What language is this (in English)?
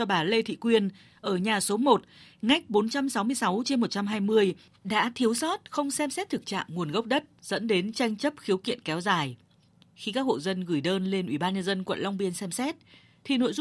Vietnamese